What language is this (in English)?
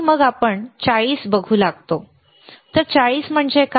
Marathi